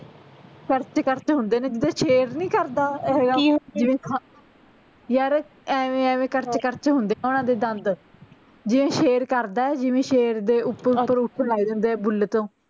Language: Punjabi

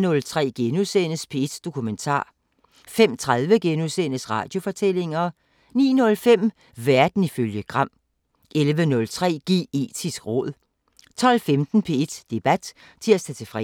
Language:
Danish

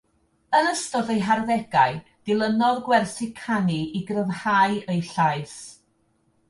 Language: Welsh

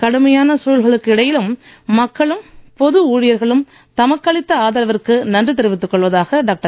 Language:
Tamil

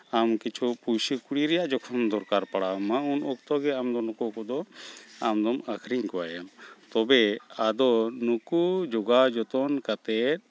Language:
Santali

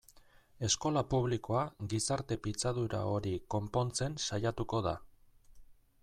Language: Basque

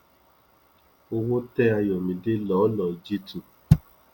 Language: Yoruba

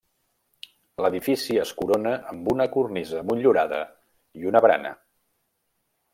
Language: Catalan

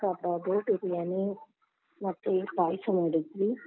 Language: Kannada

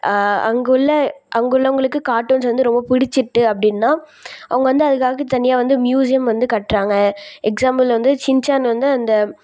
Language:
Tamil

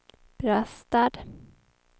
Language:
Swedish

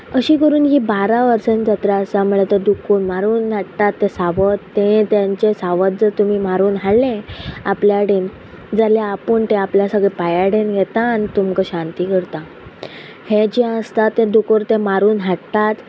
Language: Konkani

